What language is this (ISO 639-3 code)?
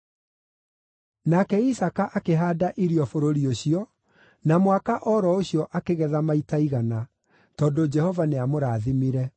kik